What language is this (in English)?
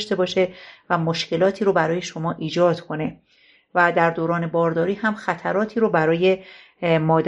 Persian